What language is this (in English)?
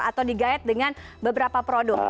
Indonesian